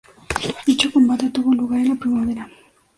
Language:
Spanish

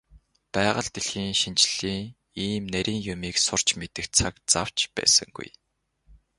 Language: Mongolian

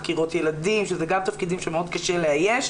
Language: Hebrew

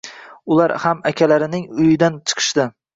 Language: Uzbek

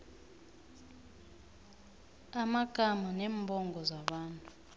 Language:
South Ndebele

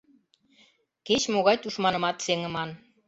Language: Mari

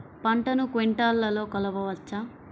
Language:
Telugu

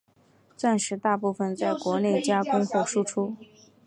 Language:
Chinese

